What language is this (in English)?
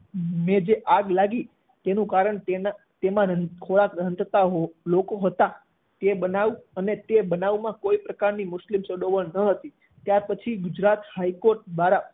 Gujarati